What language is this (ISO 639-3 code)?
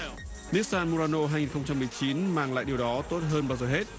vie